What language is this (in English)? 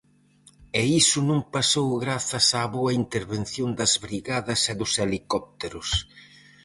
Galician